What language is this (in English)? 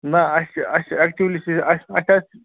Kashmiri